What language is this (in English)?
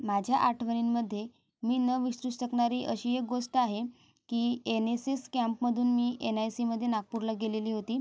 Marathi